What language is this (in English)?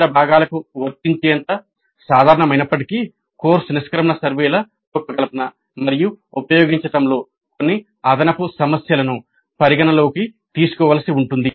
Telugu